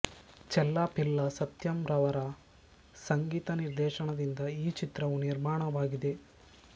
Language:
Kannada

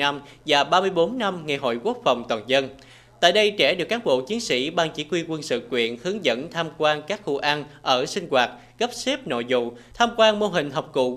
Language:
Vietnamese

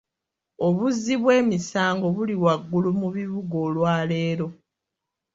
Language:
Ganda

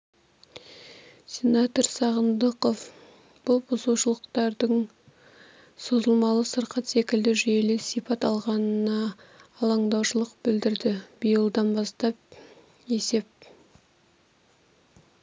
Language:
Kazakh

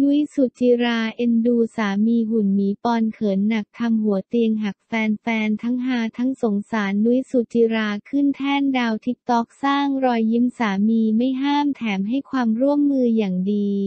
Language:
Thai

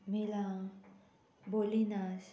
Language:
Konkani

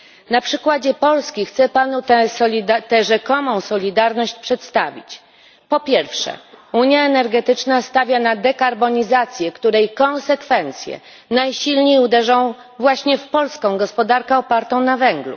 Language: Polish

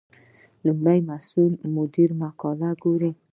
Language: Pashto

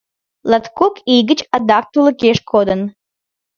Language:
Mari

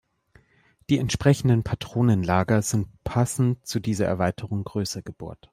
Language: German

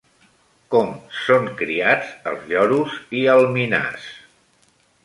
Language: Catalan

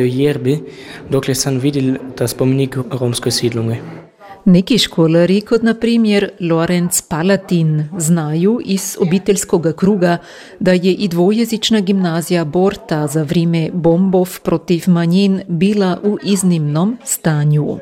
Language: Croatian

